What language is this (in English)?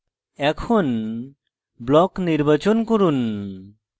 Bangla